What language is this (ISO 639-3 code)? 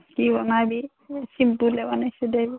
asm